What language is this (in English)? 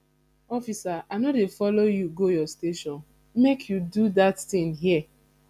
Nigerian Pidgin